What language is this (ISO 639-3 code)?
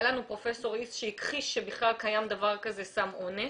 heb